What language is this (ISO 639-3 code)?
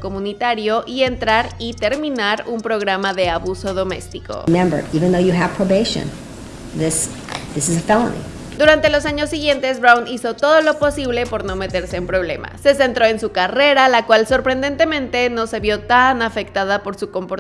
spa